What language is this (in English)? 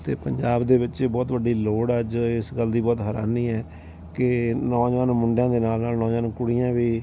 Punjabi